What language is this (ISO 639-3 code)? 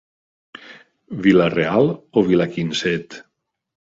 cat